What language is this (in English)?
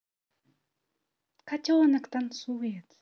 Russian